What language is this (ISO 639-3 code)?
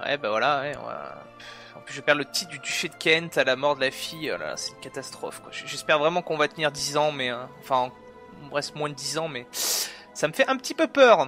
fra